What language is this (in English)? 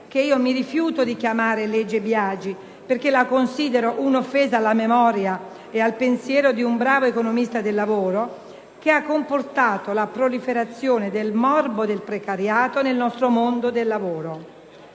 Italian